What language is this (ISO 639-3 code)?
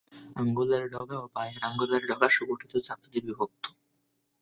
ben